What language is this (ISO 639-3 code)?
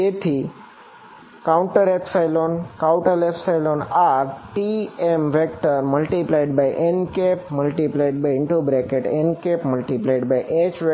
guj